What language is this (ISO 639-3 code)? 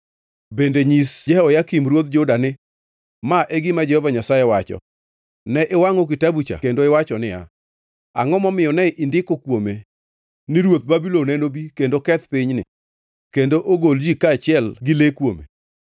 luo